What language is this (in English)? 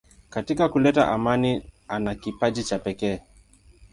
Swahili